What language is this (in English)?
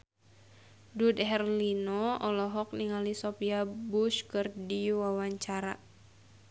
Sundanese